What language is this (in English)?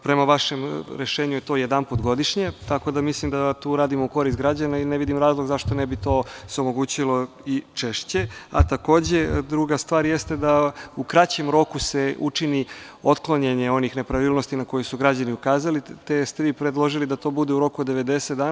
Serbian